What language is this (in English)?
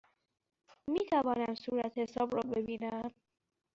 Persian